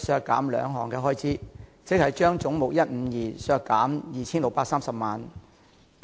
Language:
Cantonese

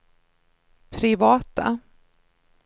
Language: Swedish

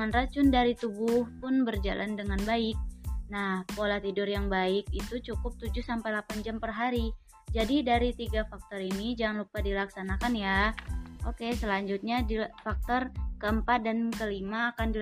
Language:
Indonesian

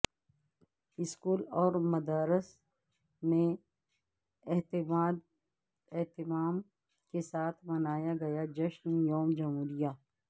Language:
Urdu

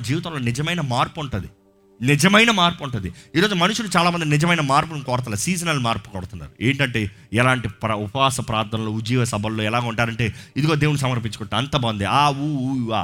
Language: Telugu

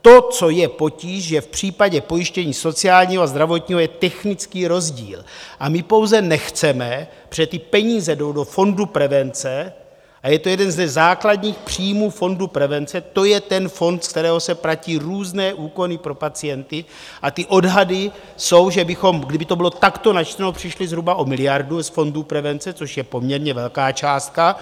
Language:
Czech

